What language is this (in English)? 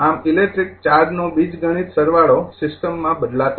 Gujarati